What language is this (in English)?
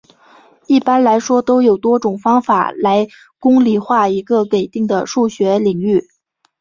Chinese